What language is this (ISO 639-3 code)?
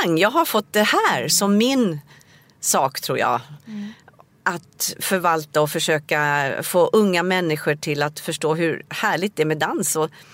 swe